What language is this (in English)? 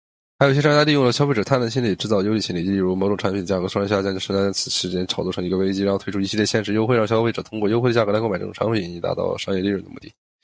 Chinese